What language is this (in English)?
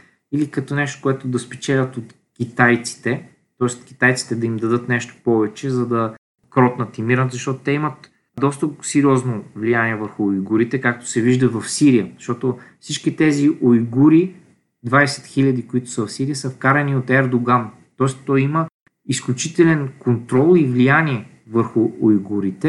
Bulgarian